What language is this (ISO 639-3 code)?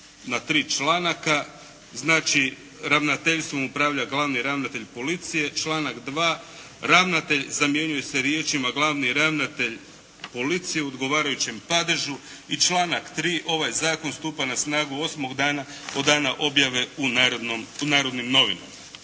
hrv